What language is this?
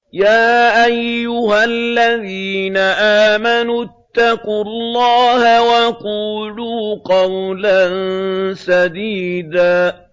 Arabic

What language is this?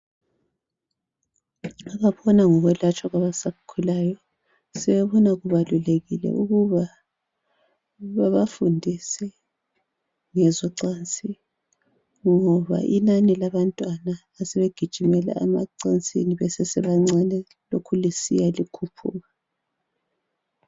North Ndebele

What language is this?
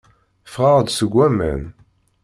Kabyle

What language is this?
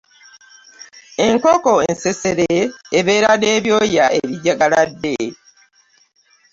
Ganda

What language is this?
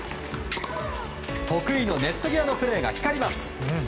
Japanese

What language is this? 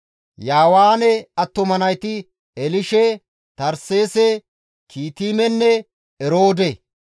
Gamo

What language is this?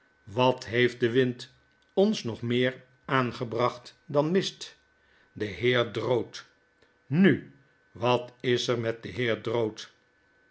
Dutch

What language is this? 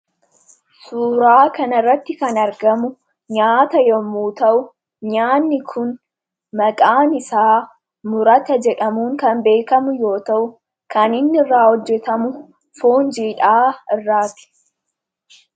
Oromo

